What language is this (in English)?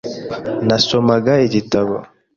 Kinyarwanda